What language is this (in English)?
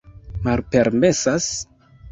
Esperanto